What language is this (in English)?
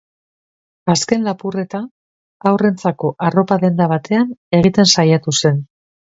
Basque